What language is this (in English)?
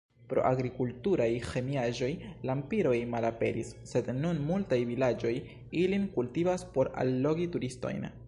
Esperanto